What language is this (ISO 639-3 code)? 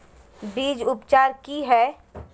mag